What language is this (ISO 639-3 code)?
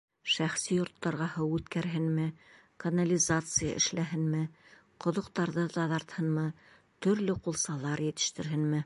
bak